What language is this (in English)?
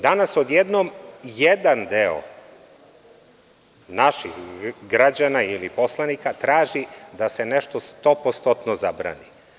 Serbian